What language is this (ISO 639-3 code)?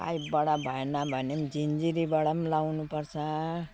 nep